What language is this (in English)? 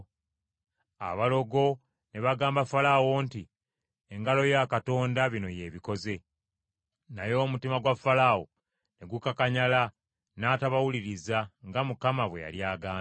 Ganda